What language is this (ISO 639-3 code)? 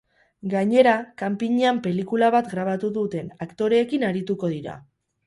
eus